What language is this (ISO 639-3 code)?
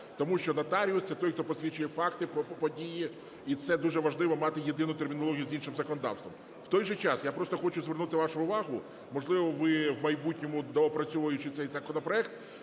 ukr